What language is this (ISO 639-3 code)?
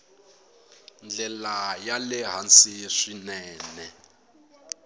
tso